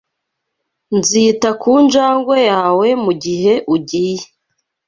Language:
Kinyarwanda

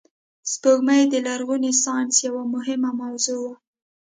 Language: Pashto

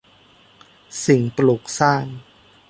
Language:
Thai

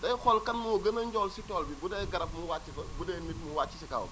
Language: Wolof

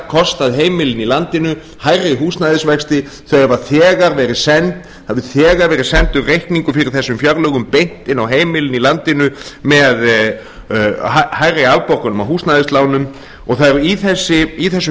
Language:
Icelandic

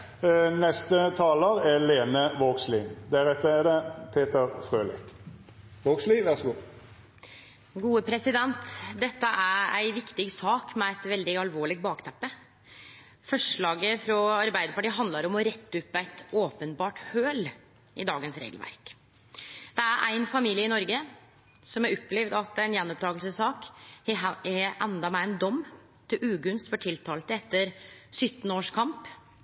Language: Norwegian Nynorsk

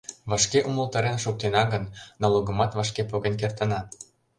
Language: Mari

